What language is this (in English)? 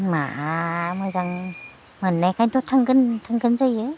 Bodo